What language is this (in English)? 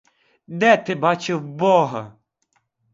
Ukrainian